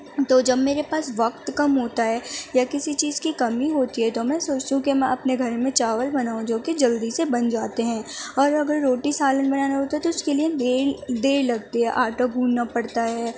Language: Urdu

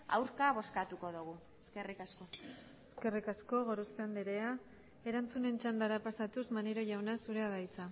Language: Basque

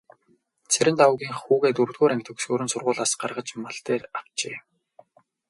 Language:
Mongolian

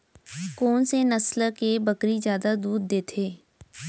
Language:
Chhattisgarhi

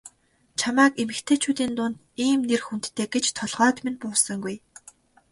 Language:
Mongolian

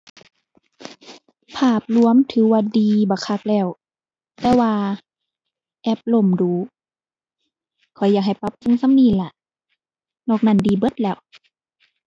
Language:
Thai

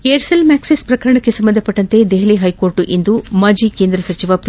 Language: Kannada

